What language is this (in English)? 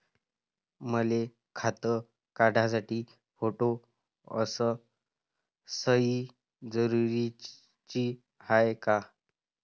Marathi